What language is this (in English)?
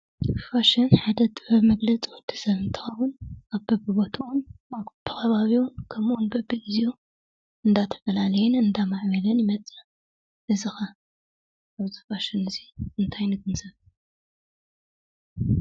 Tigrinya